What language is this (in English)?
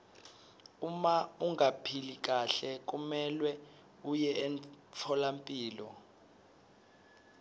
Swati